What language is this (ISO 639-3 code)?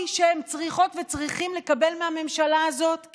heb